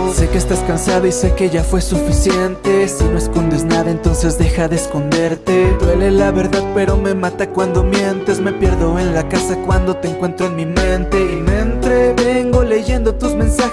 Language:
Spanish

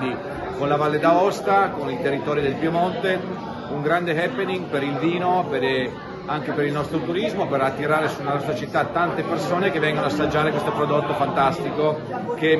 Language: Italian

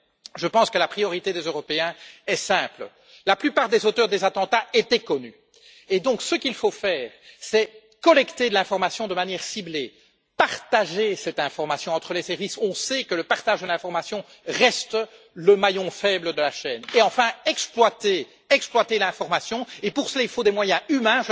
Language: French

